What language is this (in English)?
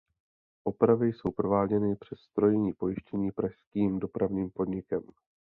Czech